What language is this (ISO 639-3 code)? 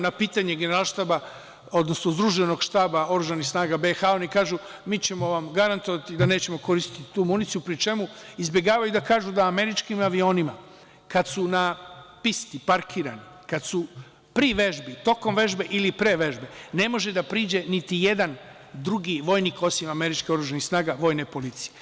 srp